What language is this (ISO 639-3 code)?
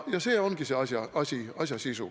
est